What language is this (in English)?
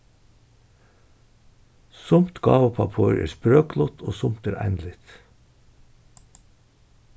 Faroese